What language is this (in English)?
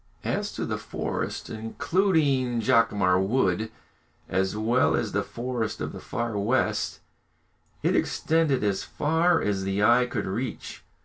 English